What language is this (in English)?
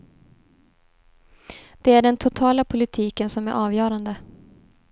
Swedish